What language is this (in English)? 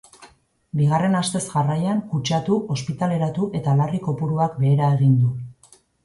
Basque